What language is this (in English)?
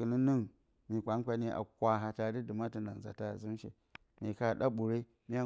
Bacama